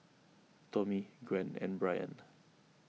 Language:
English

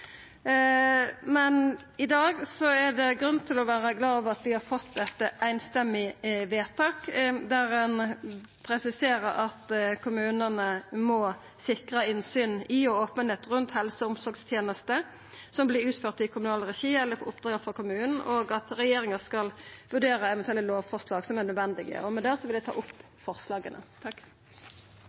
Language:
Norwegian Nynorsk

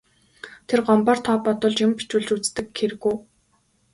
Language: Mongolian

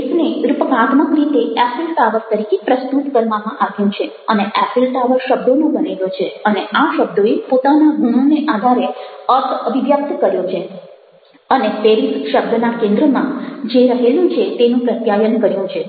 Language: Gujarati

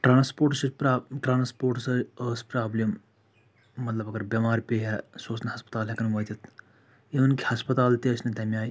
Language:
Kashmiri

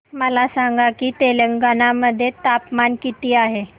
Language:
Marathi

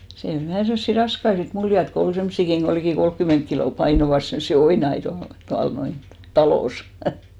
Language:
Finnish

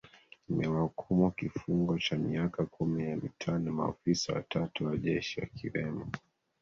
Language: Swahili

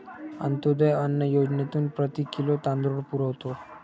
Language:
Marathi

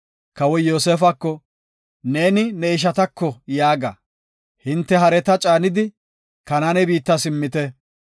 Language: Gofa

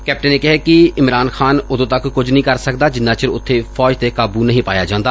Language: Punjabi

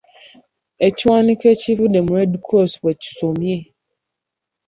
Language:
Ganda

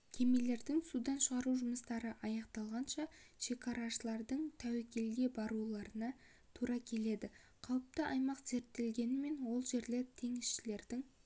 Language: Kazakh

